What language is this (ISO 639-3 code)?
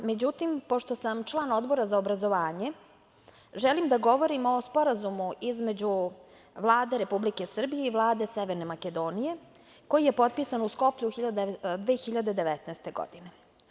srp